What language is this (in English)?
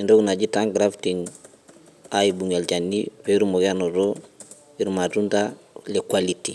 Masai